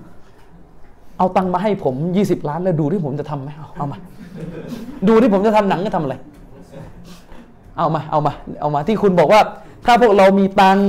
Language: Thai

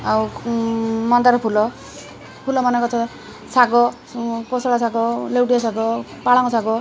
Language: Odia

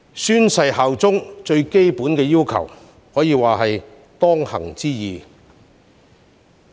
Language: Cantonese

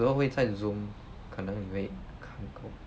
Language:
English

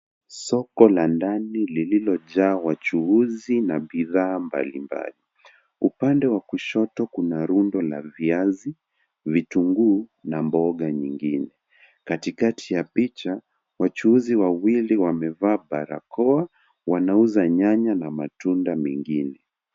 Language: Swahili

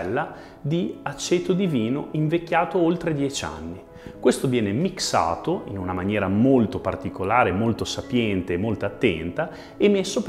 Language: Italian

